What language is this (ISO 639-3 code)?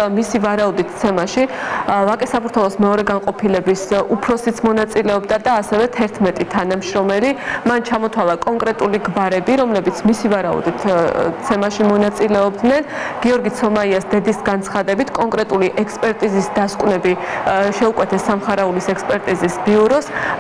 ron